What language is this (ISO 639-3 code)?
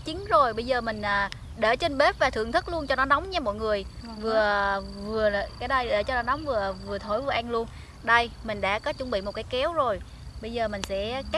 vie